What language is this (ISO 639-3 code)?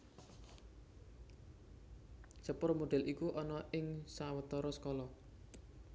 jav